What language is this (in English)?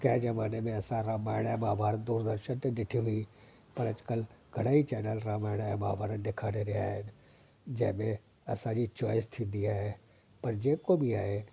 Sindhi